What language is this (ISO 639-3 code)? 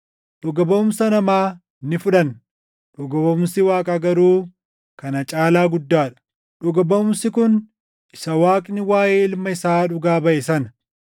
orm